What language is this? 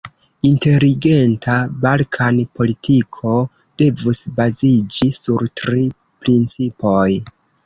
Esperanto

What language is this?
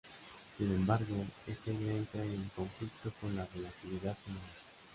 Spanish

